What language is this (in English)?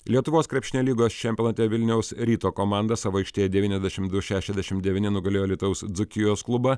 Lithuanian